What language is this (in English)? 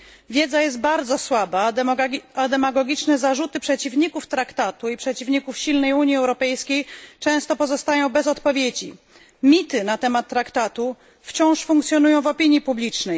Polish